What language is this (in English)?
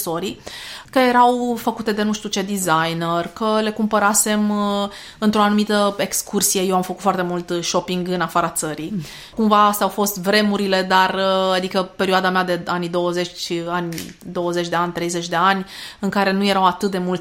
Romanian